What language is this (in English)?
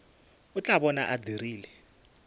Northern Sotho